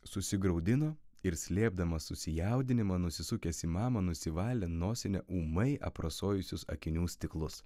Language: Lithuanian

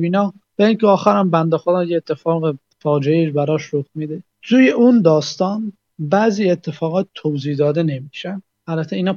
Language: Persian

